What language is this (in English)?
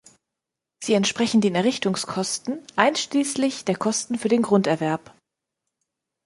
German